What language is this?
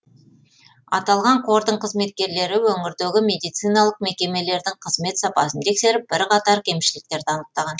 Kazakh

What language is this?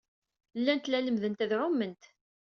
Kabyle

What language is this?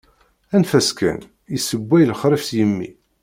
Kabyle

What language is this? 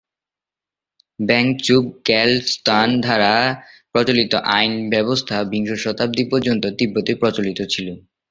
Bangla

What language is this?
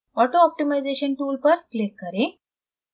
Hindi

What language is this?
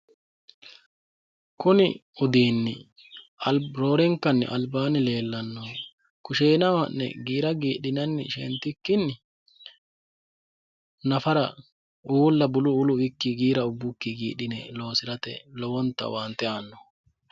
Sidamo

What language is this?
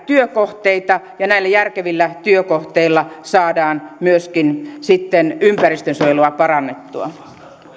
Finnish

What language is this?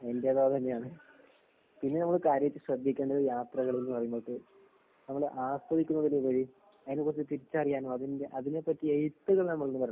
Malayalam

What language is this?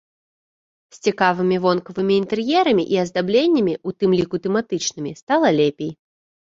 Belarusian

